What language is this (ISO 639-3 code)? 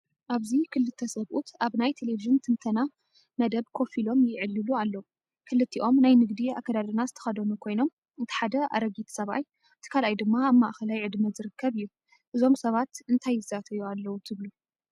tir